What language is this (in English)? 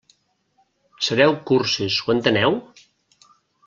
Catalan